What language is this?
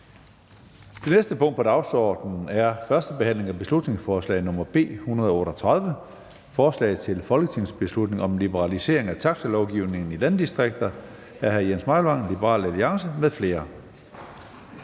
Danish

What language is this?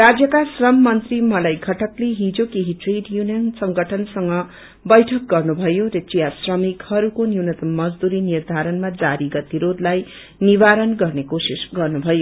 Nepali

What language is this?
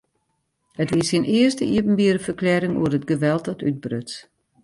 Western Frisian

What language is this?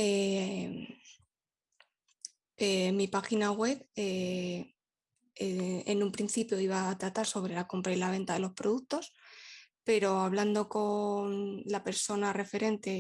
Spanish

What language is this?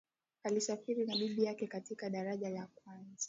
Swahili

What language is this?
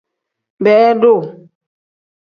Tem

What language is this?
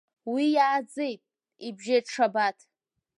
Abkhazian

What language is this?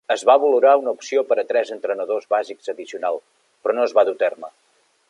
Catalan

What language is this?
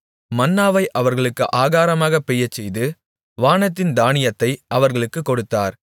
Tamil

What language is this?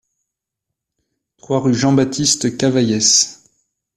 French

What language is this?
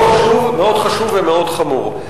Hebrew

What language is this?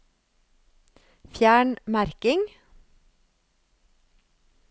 Norwegian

